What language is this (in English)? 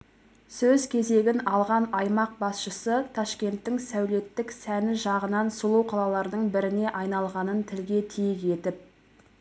Kazakh